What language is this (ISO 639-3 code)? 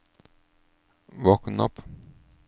nor